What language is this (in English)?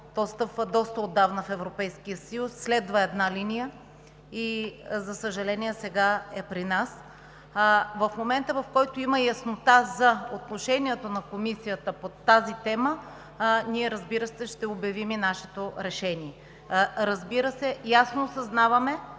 Bulgarian